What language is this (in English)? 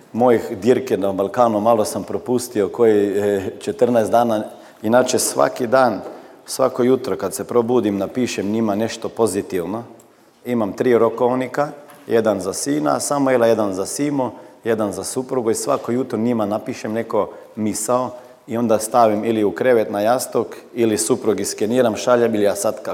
Croatian